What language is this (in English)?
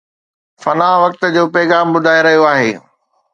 Sindhi